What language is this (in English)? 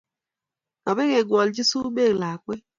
Kalenjin